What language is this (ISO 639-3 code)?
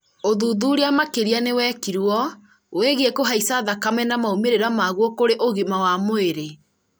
kik